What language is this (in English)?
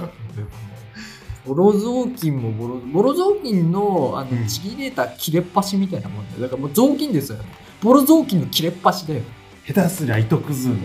Japanese